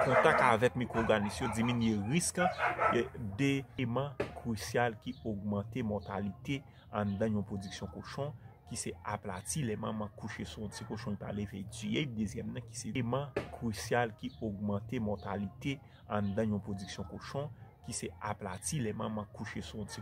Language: French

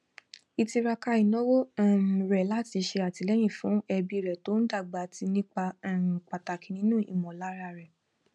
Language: Yoruba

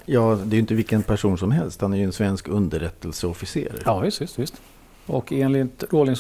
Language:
Swedish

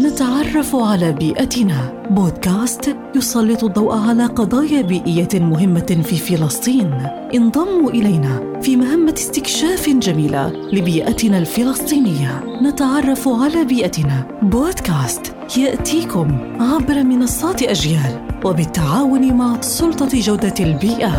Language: Arabic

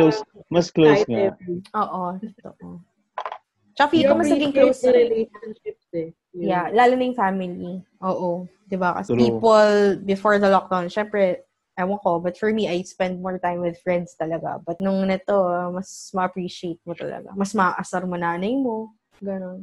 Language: Filipino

